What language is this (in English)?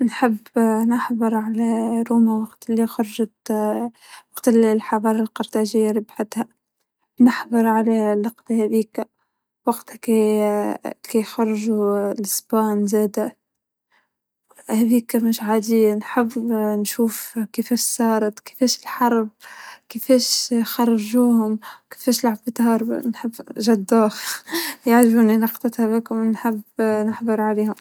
Tunisian Arabic